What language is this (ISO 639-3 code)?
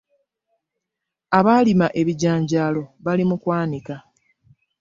lug